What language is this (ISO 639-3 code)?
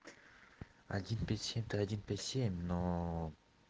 rus